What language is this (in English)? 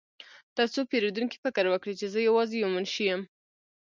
Pashto